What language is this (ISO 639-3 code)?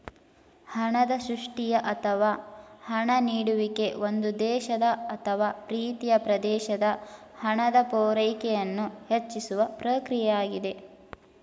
kan